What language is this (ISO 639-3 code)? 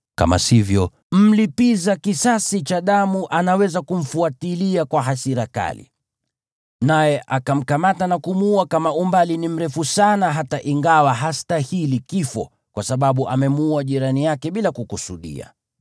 swa